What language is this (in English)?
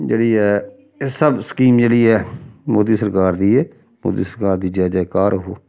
Dogri